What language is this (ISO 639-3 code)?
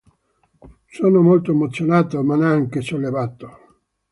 ita